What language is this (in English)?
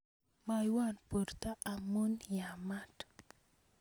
Kalenjin